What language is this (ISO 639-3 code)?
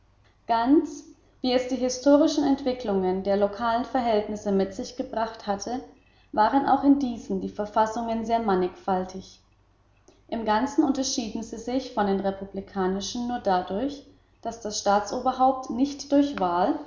deu